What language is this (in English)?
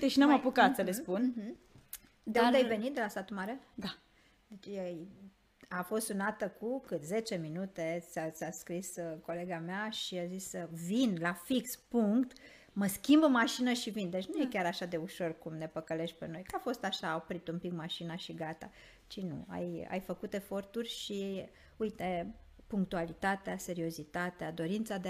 Romanian